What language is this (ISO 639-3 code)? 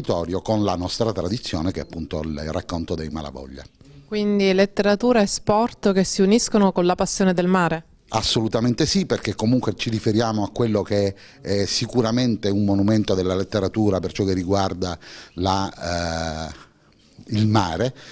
ita